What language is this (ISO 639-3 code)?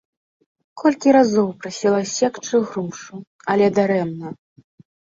bel